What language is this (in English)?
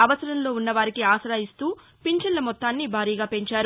Telugu